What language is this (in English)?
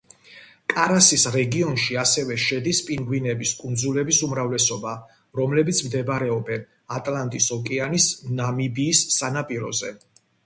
Georgian